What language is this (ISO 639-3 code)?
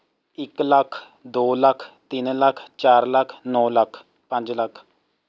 pan